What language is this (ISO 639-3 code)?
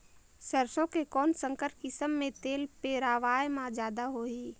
hne